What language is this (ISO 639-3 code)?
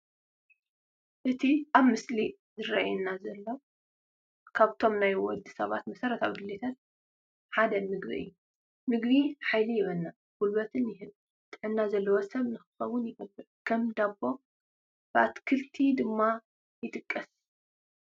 tir